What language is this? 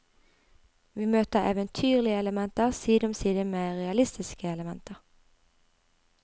Norwegian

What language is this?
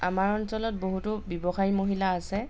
Assamese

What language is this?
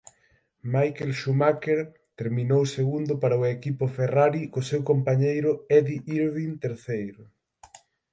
Galician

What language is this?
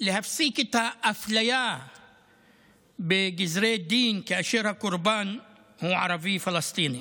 Hebrew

